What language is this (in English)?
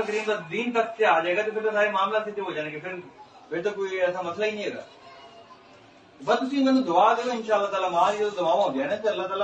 Hindi